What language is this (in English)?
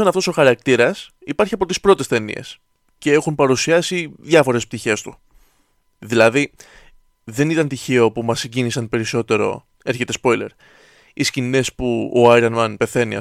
Greek